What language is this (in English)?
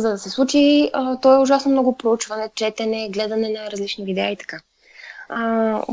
Bulgarian